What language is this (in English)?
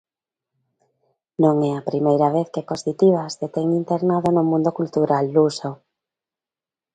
Galician